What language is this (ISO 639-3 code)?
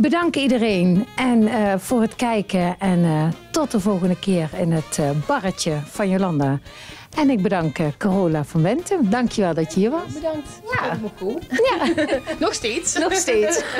nld